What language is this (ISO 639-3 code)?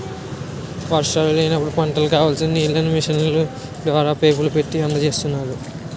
tel